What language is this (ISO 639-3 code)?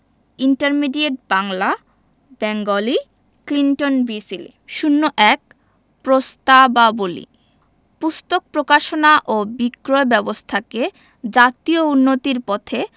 ben